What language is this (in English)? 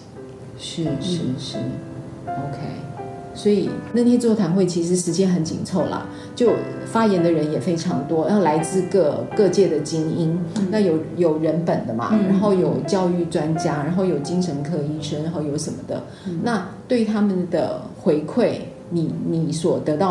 Chinese